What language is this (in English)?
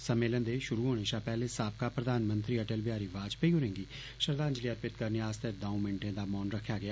Dogri